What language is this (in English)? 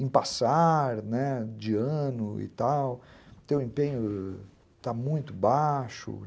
Portuguese